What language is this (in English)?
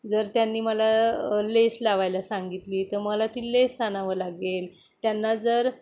Marathi